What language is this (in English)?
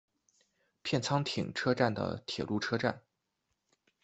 Chinese